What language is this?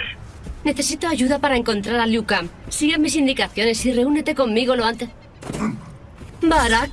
Spanish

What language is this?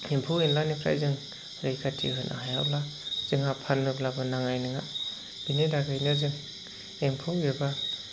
Bodo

